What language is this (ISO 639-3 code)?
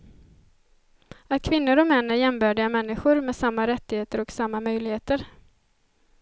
swe